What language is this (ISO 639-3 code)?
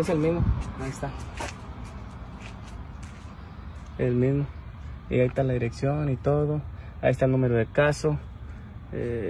spa